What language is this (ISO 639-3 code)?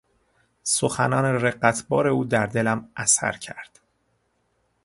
fas